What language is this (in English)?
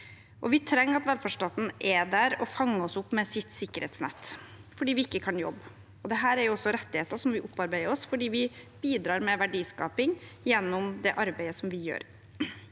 Norwegian